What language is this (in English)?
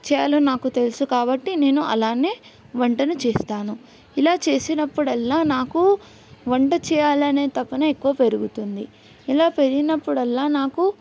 Telugu